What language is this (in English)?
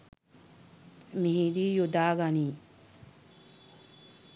Sinhala